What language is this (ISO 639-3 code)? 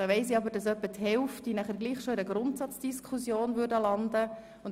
gsw